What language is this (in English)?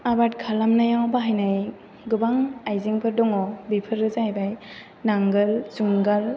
Bodo